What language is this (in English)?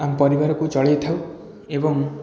Odia